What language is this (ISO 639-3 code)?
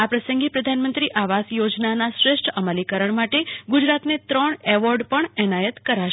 guj